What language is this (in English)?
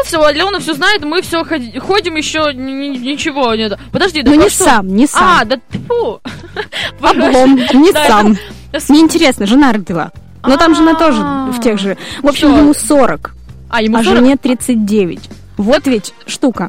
Russian